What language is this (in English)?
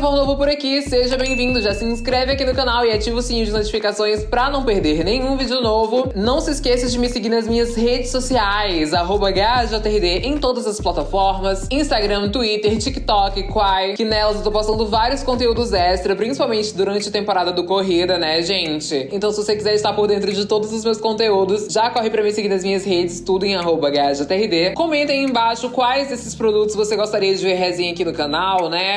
Portuguese